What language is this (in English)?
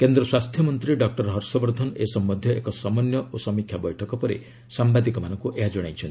Odia